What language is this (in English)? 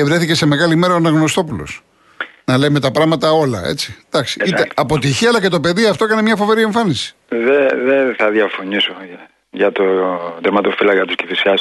Greek